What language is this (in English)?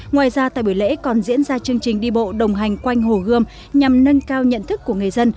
Vietnamese